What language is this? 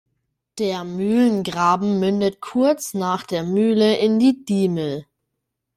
German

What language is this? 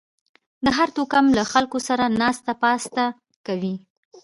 Pashto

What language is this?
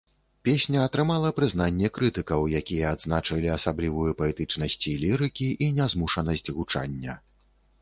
Belarusian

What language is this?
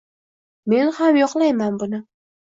Uzbek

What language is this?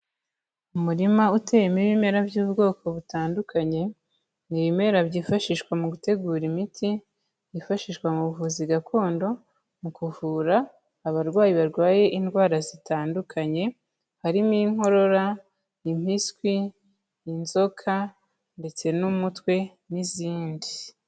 Kinyarwanda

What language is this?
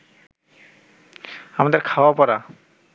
Bangla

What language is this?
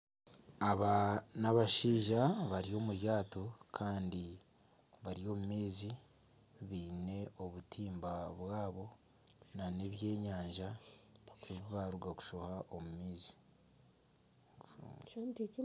Nyankole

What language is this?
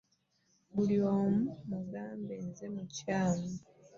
Ganda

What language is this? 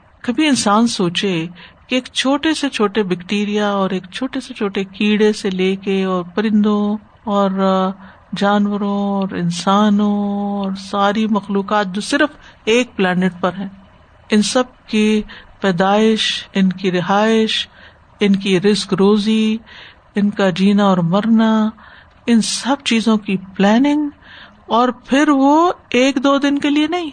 Urdu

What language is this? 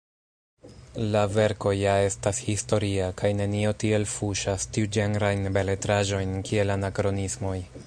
Esperanto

